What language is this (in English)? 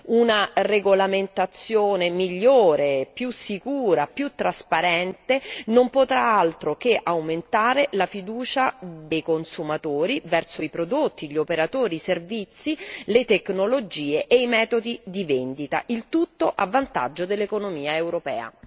Italian